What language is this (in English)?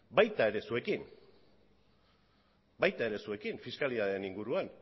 Basque